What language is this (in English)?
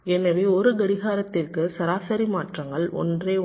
Tamil